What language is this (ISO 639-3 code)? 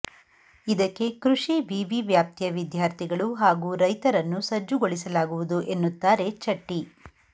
kan